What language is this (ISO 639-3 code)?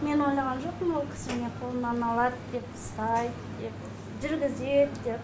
kaz